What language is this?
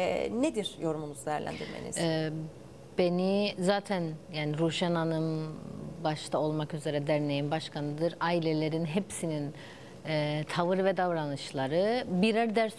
Turkish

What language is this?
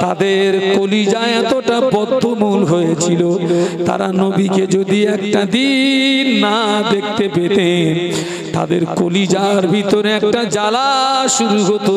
Bangla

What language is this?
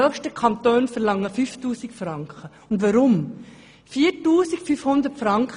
Swiss German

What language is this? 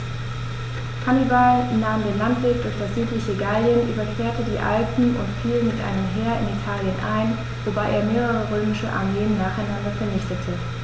German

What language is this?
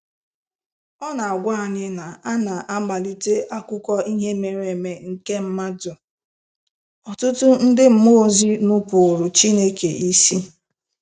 Igbo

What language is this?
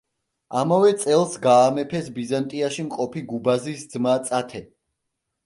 Georgian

